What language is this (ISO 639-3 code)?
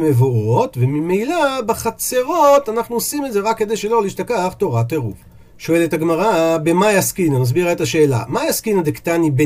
heb